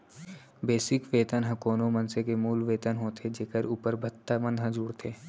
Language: Chhattisgarhi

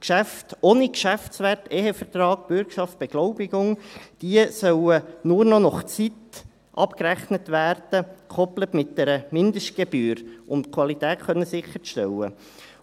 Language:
Swiss German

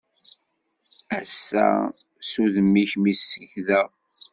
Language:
Kabyle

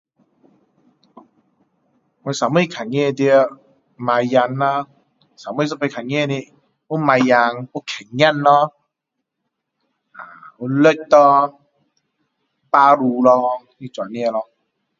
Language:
Min Dong Chinese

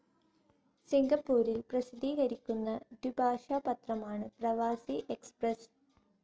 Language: Malayalam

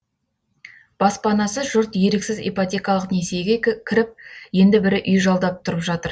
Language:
Kazakh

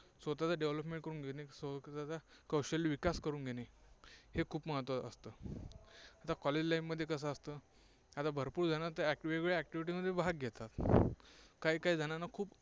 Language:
Marathi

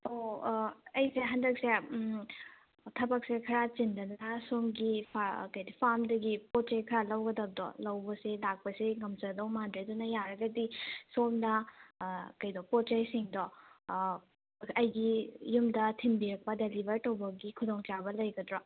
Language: Manipuri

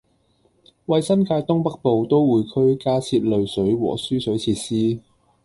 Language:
Cantonese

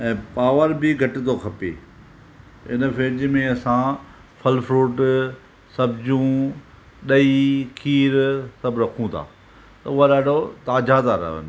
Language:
Sindhi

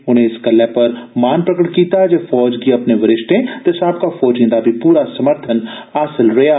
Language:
Dogri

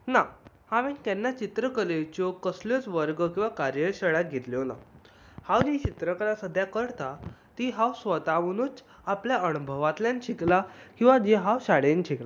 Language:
Konkani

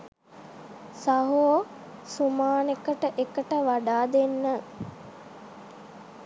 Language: Sinhala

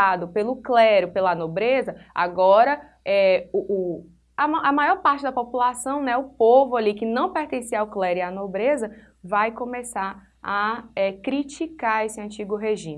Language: Portuguese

